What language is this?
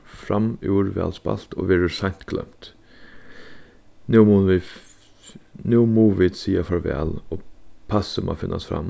Faroese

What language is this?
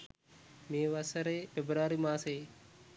Sinhala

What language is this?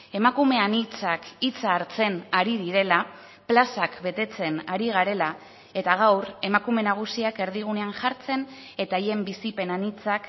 Basque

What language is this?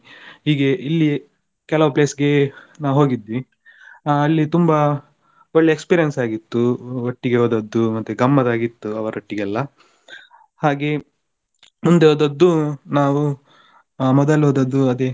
Kannada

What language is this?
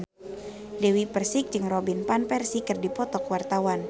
Sundanese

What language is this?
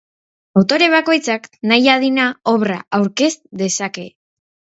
Basque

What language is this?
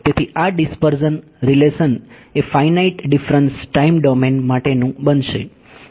Gujarati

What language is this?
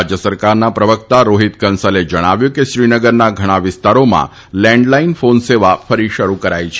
Gujarati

